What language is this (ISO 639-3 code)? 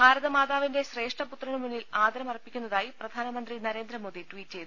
mal